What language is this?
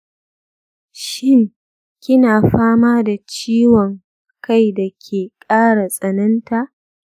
Hausa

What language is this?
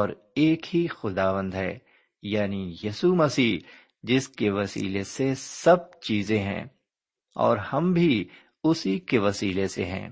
Urdu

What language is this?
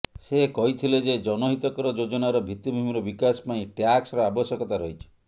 Odia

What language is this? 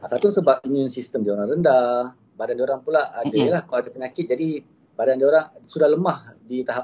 Malay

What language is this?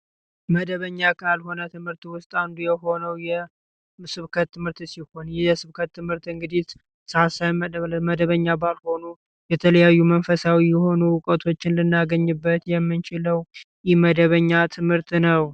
Amharic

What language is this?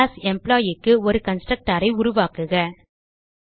Tamil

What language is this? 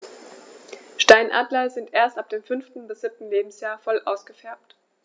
German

